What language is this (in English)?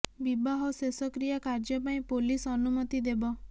Odia